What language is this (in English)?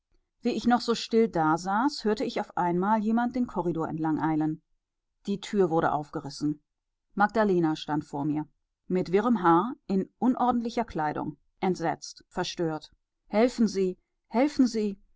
German